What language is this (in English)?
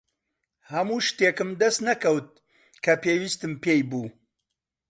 Central Kurdish